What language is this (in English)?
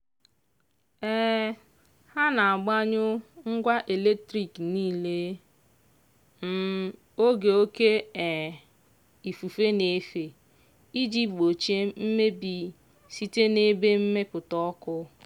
Igbo